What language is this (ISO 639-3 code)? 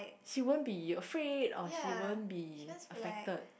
eng